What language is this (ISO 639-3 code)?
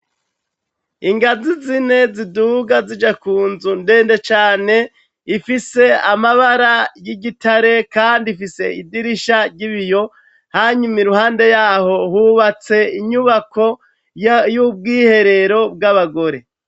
run